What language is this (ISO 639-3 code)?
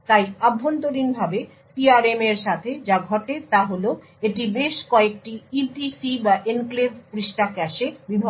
ben